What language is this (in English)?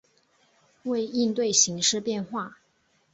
Chinese